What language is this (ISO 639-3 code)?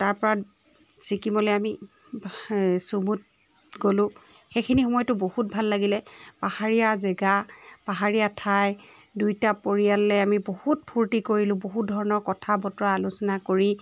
asm